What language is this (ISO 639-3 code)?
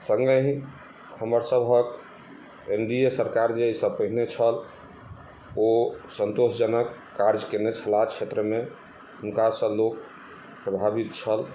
mai